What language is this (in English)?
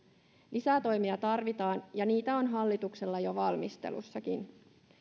Finnish